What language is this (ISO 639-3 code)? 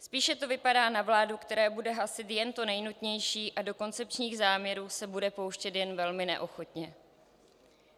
ces